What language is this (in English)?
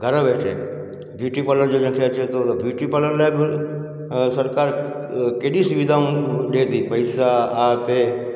Sindhi